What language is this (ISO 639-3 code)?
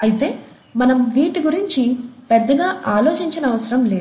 tel